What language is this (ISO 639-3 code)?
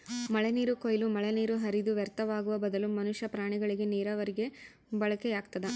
kan